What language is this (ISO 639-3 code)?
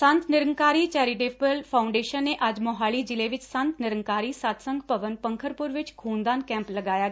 pan